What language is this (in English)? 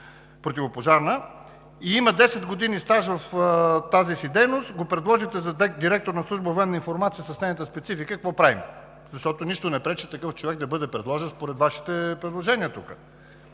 Bulgarian